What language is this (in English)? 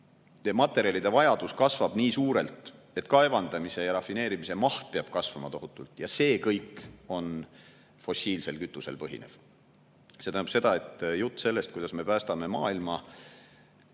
Estonian